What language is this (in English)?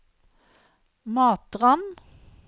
Norwegian